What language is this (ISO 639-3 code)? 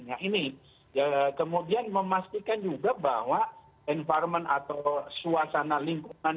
ind